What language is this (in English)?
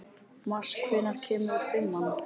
Icelandic